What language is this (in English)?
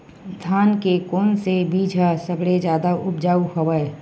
Chhattisgarhi